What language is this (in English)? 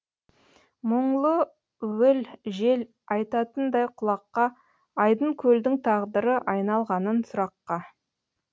Kazakh